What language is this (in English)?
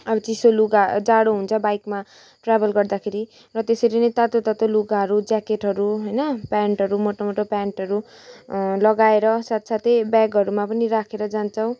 Nepali